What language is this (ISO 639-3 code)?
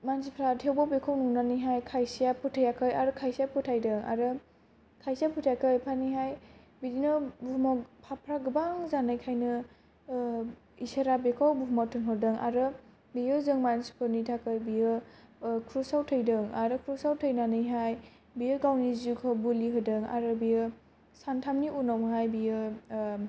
brx